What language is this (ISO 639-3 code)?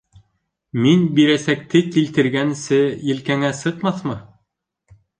bak